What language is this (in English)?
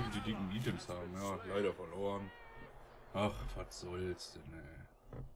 German